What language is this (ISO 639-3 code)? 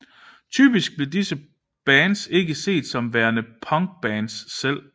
dan